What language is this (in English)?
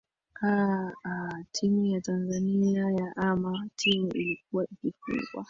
Swahili